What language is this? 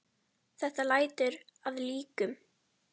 Icelandic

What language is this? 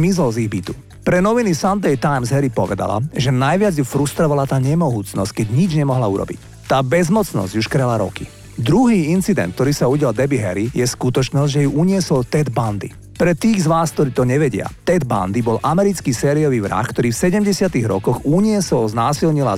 Slovak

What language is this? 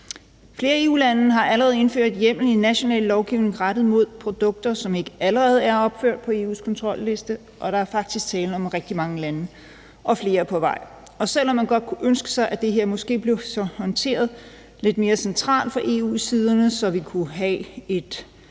Danish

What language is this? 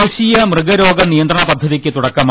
Malayalam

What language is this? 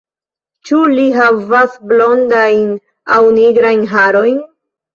Esperanto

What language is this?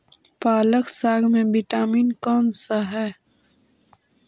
Magahi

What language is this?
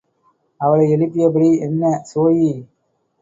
Tamil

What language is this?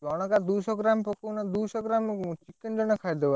Odia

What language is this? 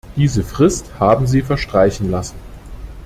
German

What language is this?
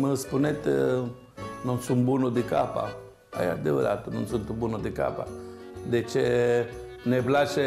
Romanian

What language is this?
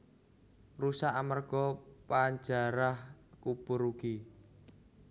Javanese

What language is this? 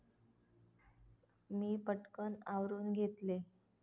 Marathi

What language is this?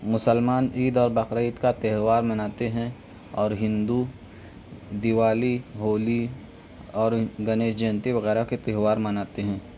Urdu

